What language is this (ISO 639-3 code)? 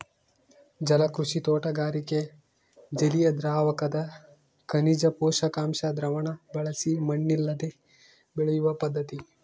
kan